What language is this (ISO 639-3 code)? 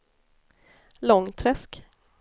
swe